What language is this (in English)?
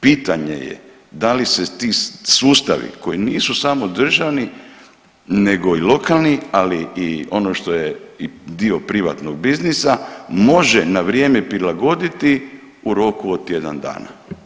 Croatian